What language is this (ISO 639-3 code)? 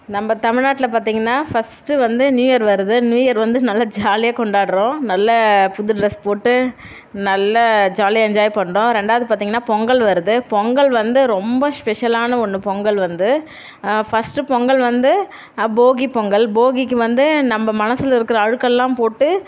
tam